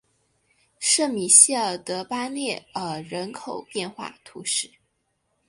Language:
Chinese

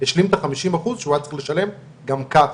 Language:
Hebrew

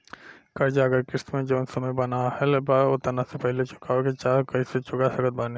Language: Bhojpuri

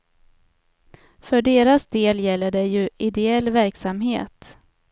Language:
Swedish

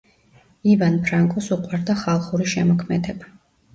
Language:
Georgian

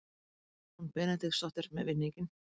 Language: Icelandic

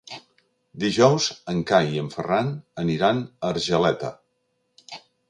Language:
Catalan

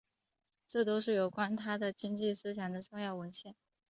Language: Chinese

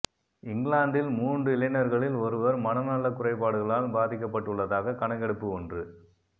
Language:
Tamil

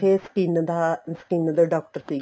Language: Punjabi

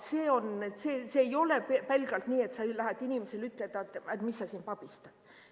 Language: Estonian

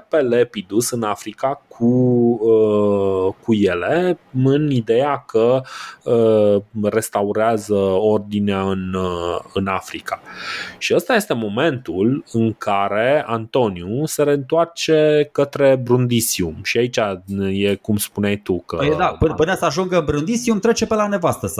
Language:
Romanian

